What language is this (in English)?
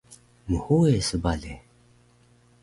Taroko